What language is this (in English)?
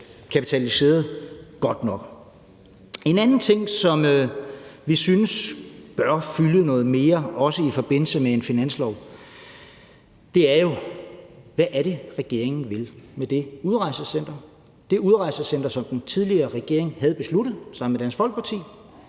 Danish